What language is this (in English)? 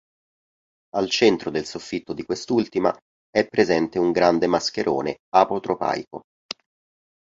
Italian